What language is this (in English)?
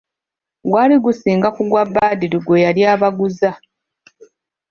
Ganda